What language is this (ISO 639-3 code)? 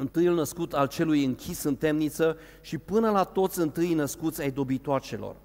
ron